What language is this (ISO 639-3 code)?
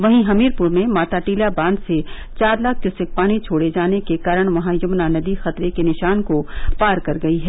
hin